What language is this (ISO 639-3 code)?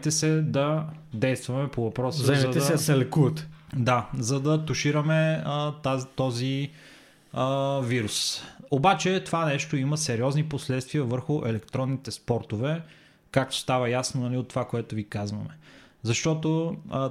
bul